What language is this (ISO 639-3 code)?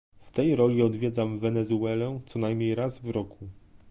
pol